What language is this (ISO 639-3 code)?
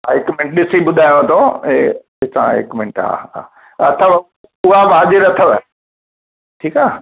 snd